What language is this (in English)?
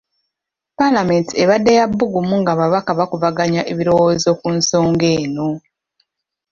Ganda